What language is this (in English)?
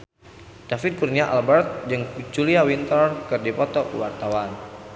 Sundanese